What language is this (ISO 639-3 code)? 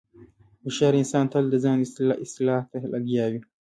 pus